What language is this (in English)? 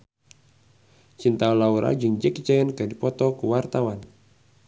Sundanese